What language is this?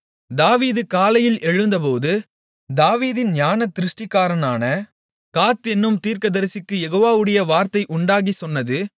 Tamil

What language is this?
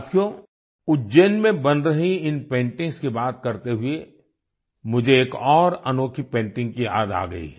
Hindi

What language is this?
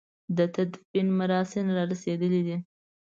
Pashto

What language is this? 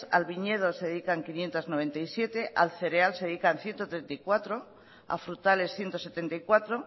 Spanish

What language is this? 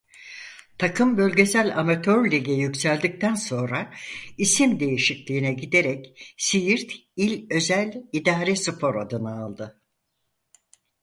Turkish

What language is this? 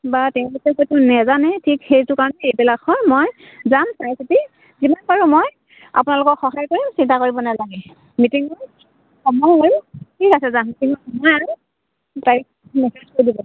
Assamese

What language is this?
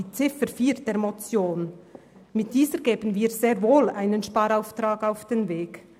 Swiss German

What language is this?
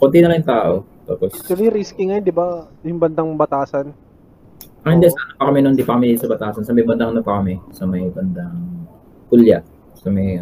Filipino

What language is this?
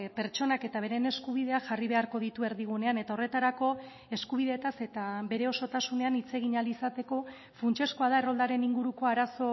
Basque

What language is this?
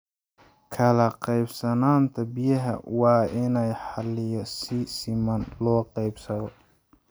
Somali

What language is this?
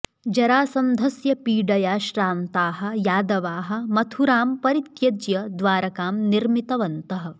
Sanskrit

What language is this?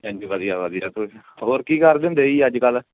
Punjabi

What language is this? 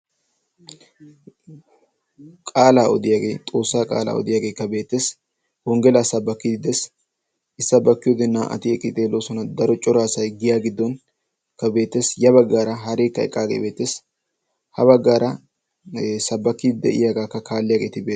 Wolaytta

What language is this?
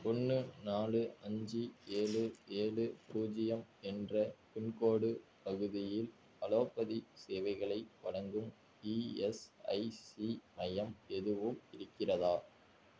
Tamil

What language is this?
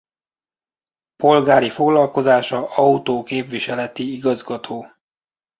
Hungarian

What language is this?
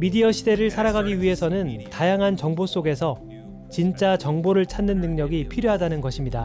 Korean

